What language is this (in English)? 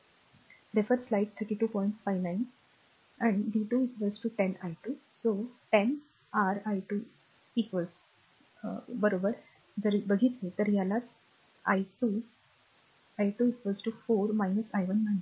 Marathi